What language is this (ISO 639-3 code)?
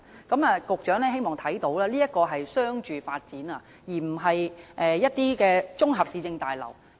yue